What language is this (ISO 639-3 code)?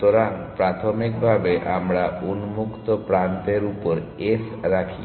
ben